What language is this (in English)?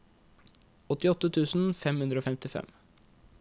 Norwegian